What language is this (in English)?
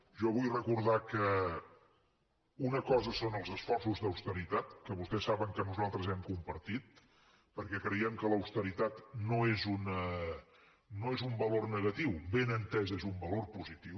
Catalan